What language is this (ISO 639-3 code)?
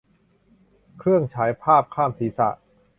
tha